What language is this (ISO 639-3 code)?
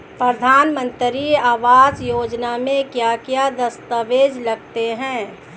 hin